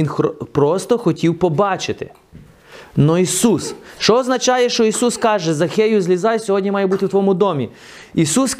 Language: Ukrainian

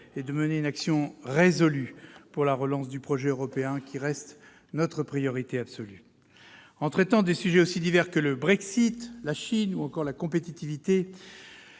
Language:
French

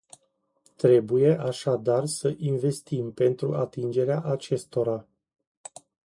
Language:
Romanian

